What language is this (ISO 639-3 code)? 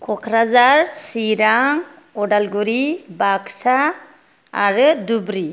brx